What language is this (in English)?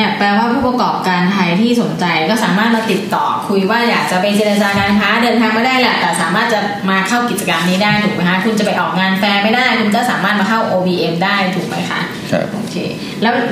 Thai